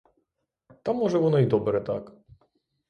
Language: Ukrainian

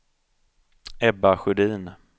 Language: Swedish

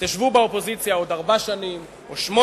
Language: Hebrew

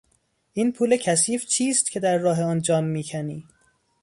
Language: Persian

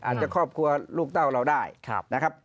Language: Thai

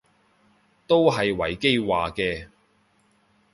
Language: Cantonese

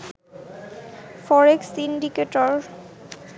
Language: Bangla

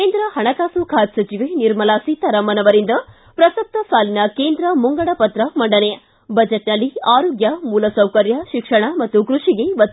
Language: Kannada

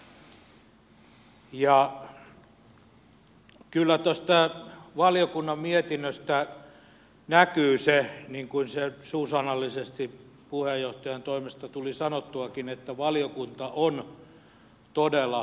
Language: Finnish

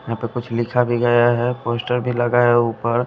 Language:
Hindi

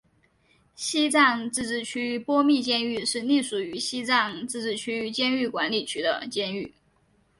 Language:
Chinese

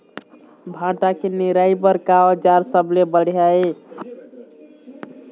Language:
Chhattisgarhi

